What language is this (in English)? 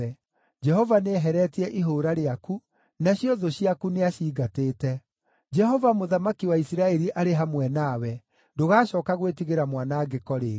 Kikuyu